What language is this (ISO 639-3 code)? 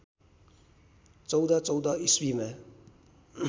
nep